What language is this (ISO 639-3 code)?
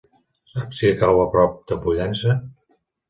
cat